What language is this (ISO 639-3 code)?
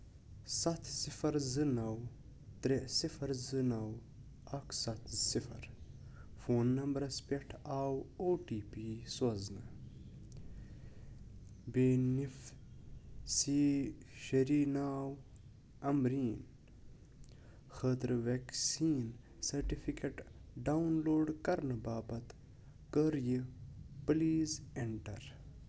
kas